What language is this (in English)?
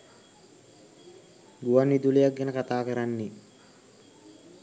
Sinhala